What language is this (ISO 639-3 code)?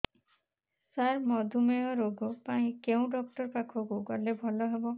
ori